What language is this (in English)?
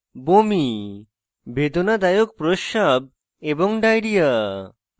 Bangla